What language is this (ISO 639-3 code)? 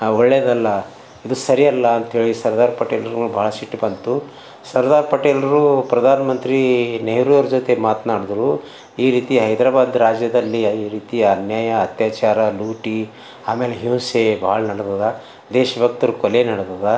kan